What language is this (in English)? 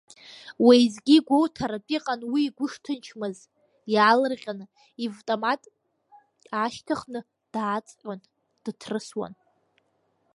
Abkhazian